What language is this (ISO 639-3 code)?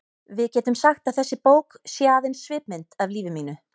isl